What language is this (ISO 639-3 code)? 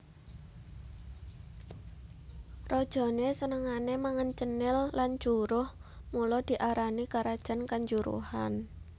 jav